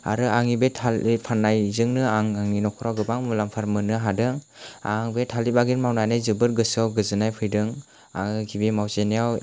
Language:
Bodo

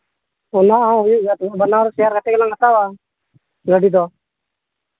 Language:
Santali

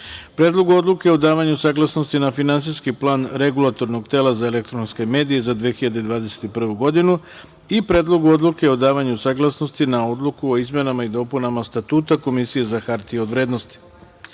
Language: Serbian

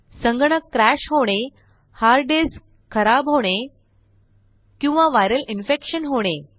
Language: Marathi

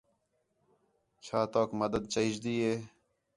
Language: Khetrani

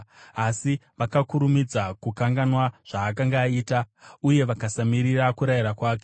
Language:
Shona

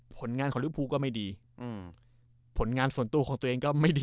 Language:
Thai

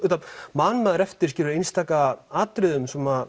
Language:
Icelandic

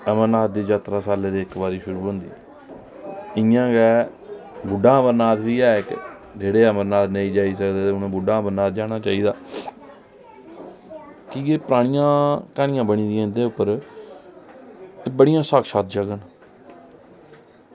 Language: Dogri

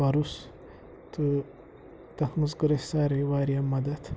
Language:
Kashmiri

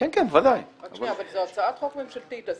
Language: Hebrew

